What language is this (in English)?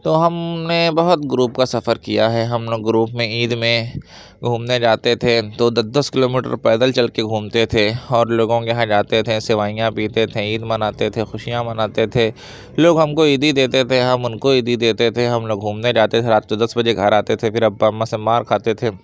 Urdu